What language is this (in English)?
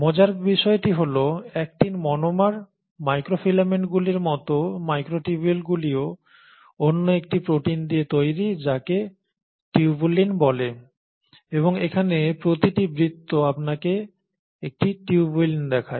Bangla